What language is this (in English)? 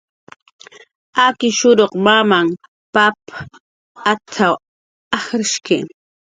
Jaqaru